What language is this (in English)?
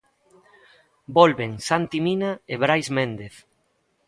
Galician